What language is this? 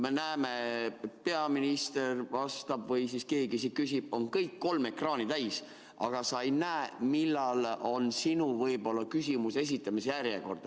Estonian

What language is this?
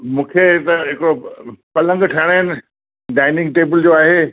Sindhi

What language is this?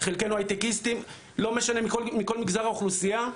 Hebrew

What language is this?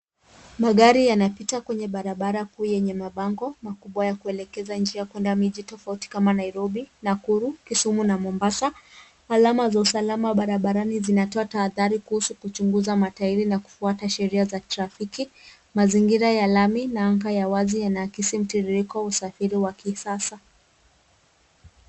Swahili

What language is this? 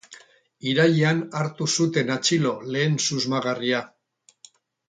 Basque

